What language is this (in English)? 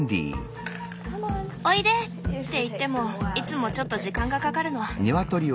Japanese